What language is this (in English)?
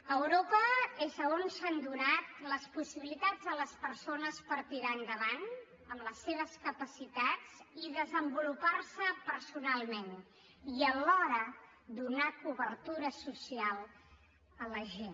Catalan